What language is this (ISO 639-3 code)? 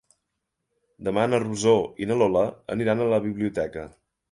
cat